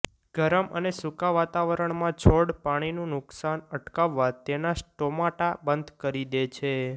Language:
Gujarati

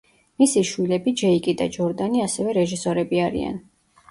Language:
Georgian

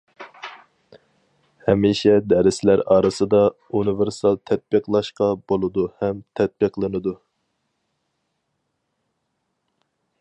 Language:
Uyghur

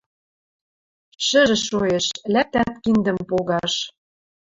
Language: Western Mari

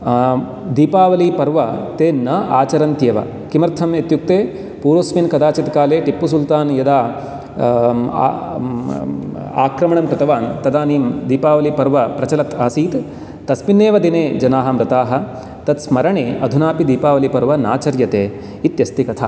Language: Sanskrit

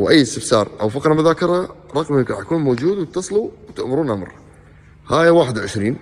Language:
Arabic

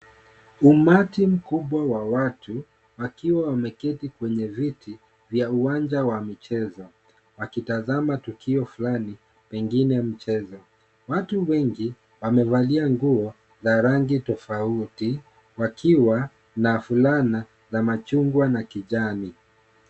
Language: Swahili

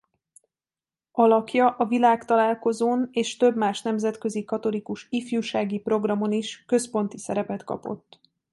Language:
Hungarian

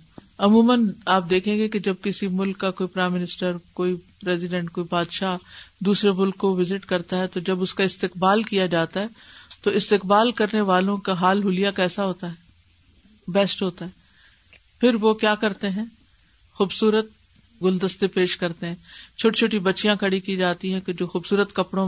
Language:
Urdu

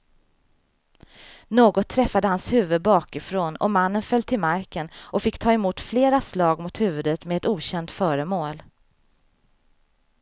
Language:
Swedish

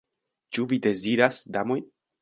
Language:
Esperanto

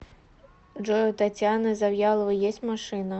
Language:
Russian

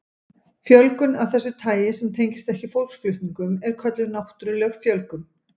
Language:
Icelandic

